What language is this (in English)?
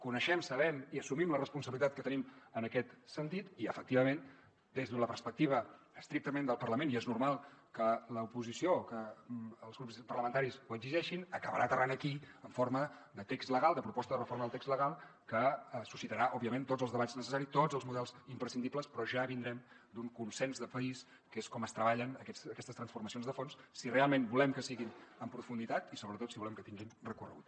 Catalan